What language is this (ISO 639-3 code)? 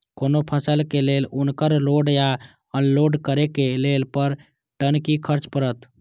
mai